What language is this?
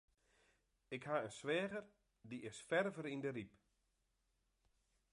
Western Frisian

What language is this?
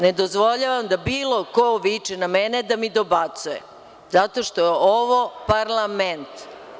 Serbian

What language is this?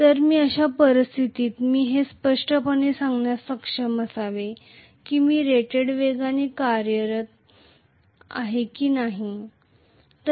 Marathi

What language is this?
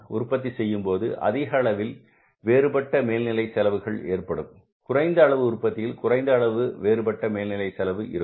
Tamil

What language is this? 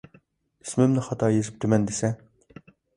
Uyghur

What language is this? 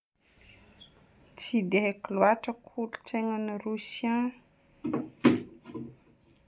Northern Betsimisaraka Malagasy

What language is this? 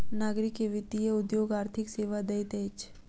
Maithili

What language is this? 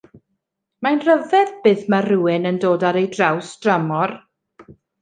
Welsh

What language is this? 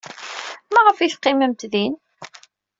Kabyle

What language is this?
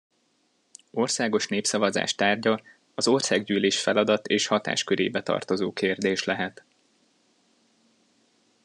Hungarian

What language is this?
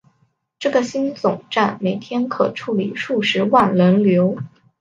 Chinese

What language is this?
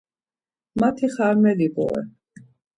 Laz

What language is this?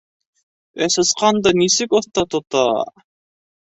Bashkir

